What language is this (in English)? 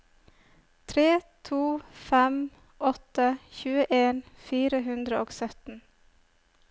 Norwegian